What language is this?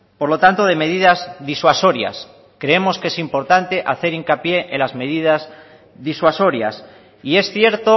Spanish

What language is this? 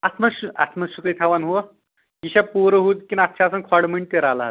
Kashmiri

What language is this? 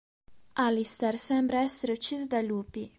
Italian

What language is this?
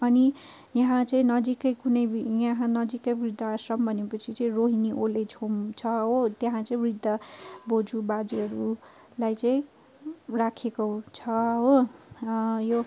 Nepali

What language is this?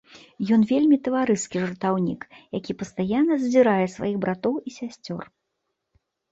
Belarusian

